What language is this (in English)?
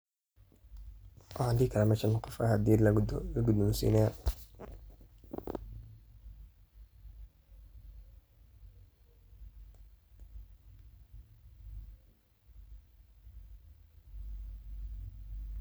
Somali